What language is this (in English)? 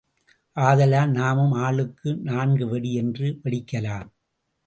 Tamil